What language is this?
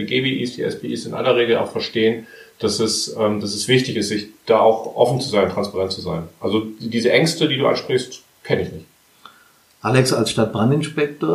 German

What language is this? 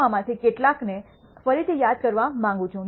Gujarati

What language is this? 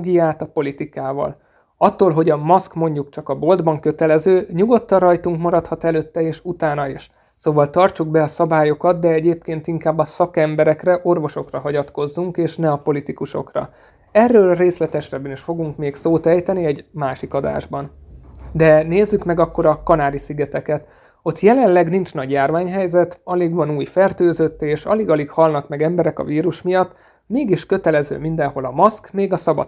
Hungarian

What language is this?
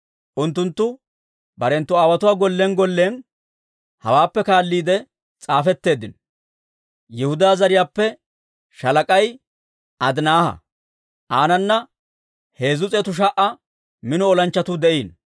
Dawro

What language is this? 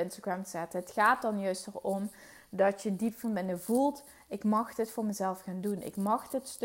Dutch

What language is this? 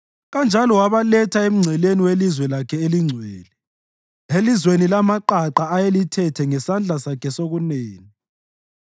North Ndebele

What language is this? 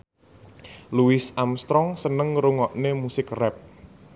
Javanese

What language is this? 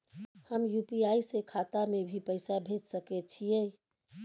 Maithili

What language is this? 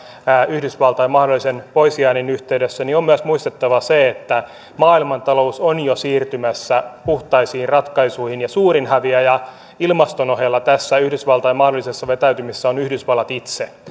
Finnish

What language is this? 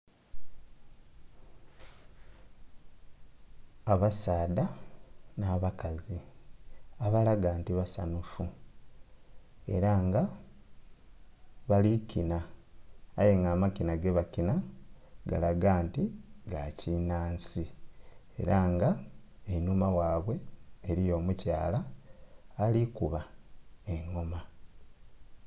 Soga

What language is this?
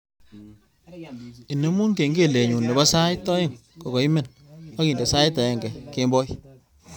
Kalenjin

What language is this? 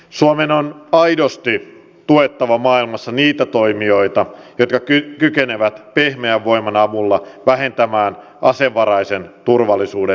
Finnish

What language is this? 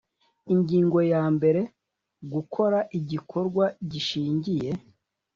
Kinyarwanda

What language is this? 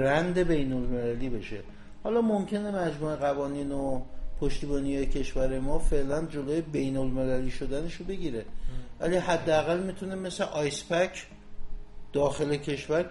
Persian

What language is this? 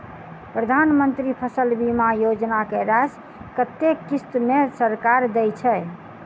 Maithili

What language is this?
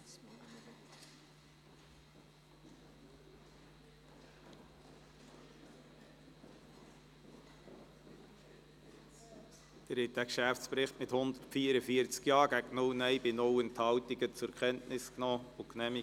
Swiss German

